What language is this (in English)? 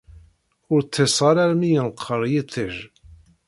Kabyle